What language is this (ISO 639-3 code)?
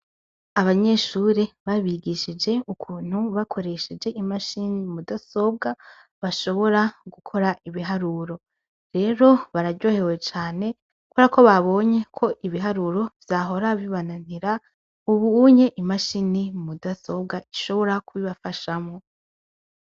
run